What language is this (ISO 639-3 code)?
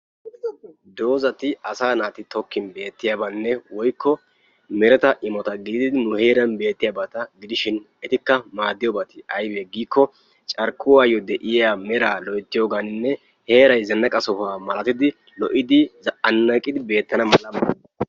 wal